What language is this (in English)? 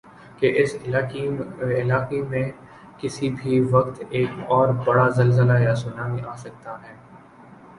Urdu